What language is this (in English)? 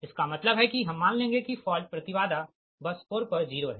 Hindi